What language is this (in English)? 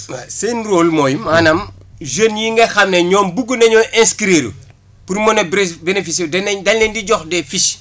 Wolof